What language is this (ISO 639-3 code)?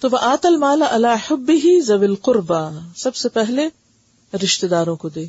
urd